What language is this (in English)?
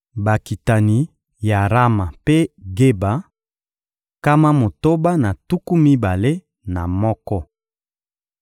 Lingala